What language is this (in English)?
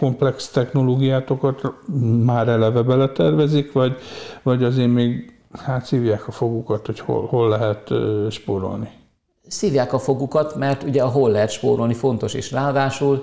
Hungarian